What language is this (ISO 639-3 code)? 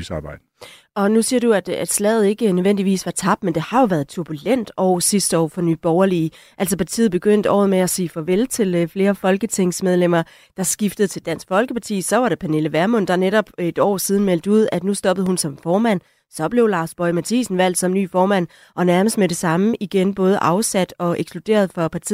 dan